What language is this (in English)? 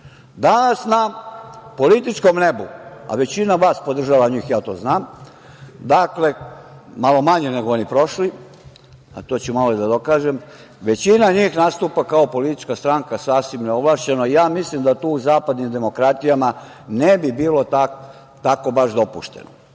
Serbian